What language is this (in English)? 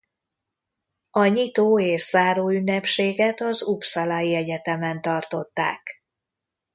Hungarian